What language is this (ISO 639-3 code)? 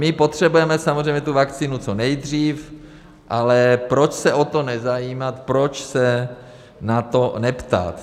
ces